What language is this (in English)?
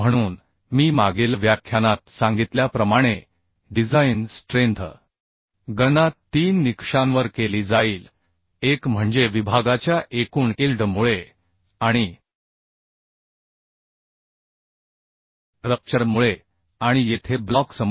Marathi